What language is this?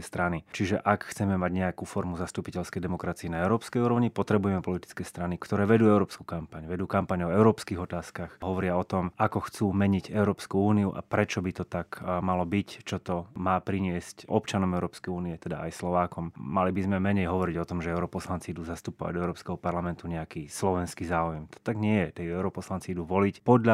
Slovak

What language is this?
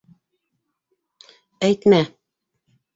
Bashkir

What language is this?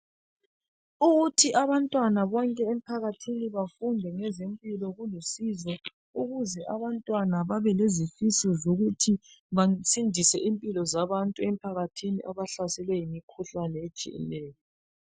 North Ndebele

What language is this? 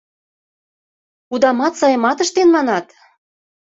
Mari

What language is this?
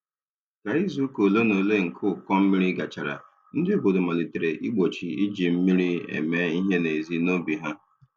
Igbo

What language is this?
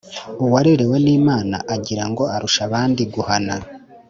Kinyarwanda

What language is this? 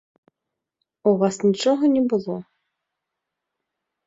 Belarusian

